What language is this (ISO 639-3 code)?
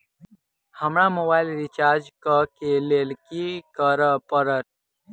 mai